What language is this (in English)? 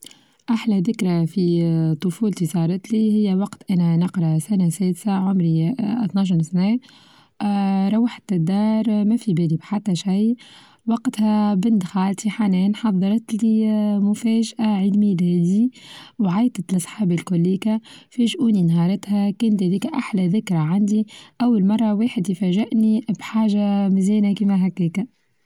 Tunisian Arabic